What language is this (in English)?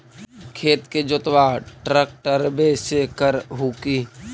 Magahi